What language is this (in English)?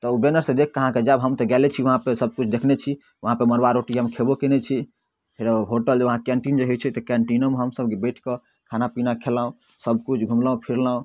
Maithili